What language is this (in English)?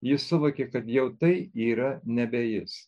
Lithuanian